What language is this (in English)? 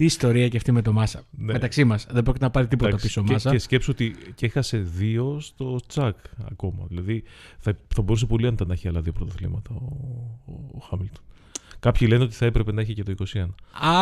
Greek